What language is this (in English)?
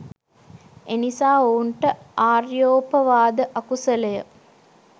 Sinhala